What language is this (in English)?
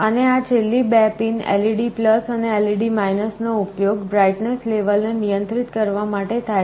Gujarati